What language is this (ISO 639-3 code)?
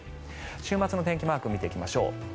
jpn